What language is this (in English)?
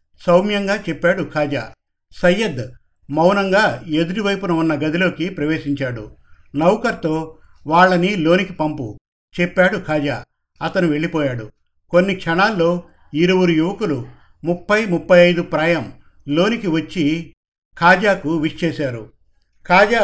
Telugu